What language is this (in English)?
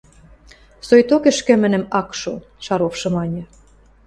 Western Mari